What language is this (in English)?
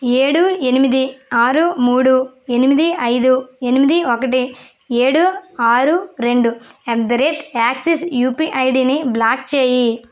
Telugu